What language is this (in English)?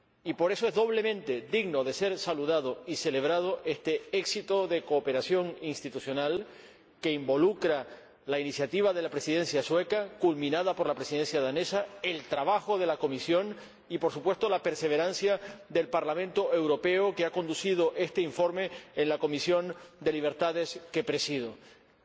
Spanish